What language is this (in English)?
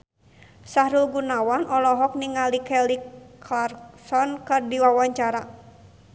Sundanese